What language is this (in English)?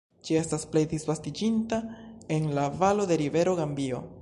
Esperanto